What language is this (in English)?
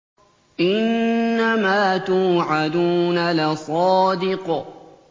Arabic